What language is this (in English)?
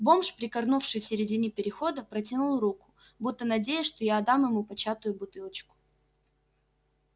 Russian